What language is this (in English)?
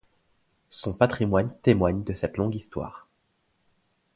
French